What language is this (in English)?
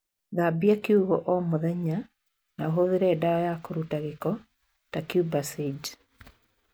Kikuyu